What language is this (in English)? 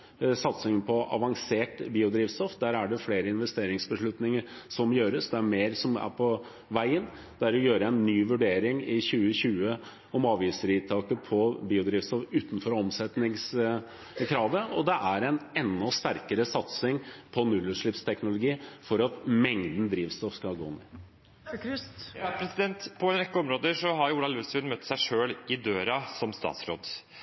Norwegian